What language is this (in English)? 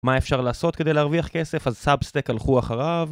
Hebrew